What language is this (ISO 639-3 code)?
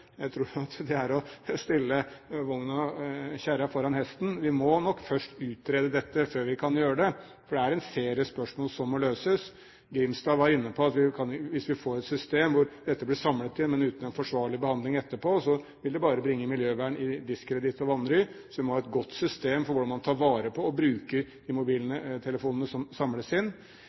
nob